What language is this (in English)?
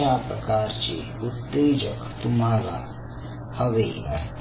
Marathi